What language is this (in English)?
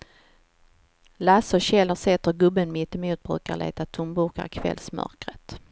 Swedish